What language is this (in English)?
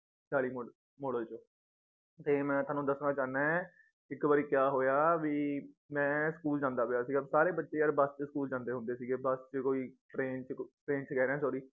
Punjabi